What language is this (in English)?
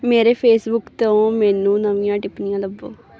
Punjabi